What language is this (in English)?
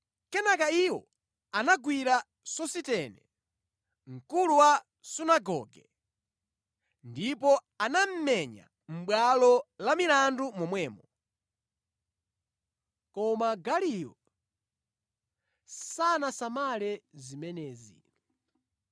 Nyanja